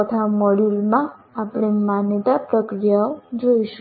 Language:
Gujarati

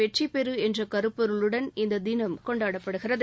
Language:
Tamil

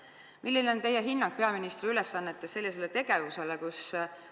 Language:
Estonian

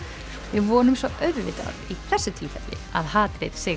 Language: Icelandic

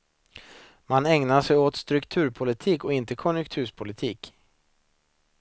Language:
Swedish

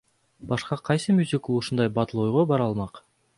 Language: Kyrgyz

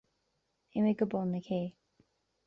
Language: Irish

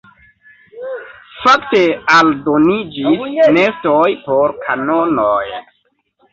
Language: Esperanto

